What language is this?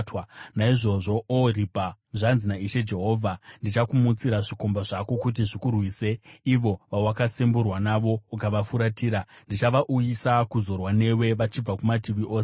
Shona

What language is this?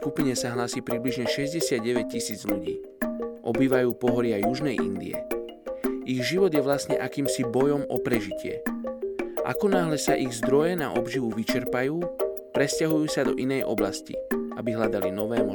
Slovak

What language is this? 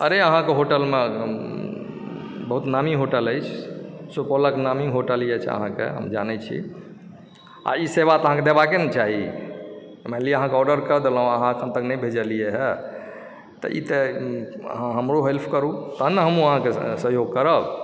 Maithili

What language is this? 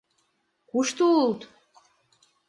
Mari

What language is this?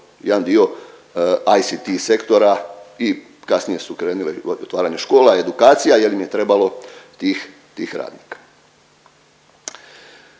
Croatian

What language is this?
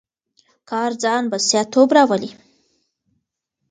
Pashto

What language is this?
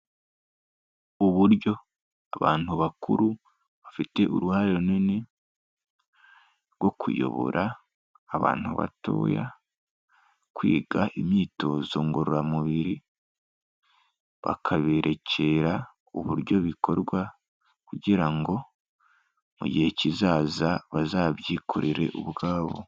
Kinyarwanda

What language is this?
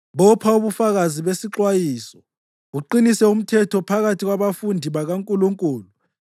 North Ndebele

